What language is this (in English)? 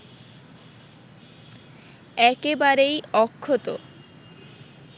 Bangla